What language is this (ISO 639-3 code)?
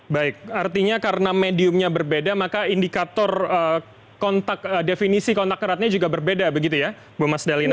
ind